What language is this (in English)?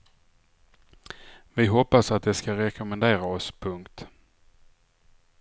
Swedish